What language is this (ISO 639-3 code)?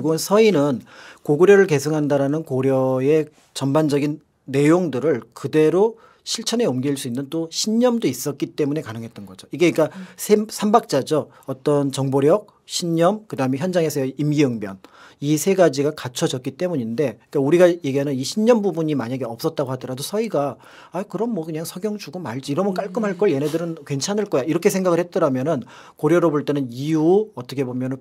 kor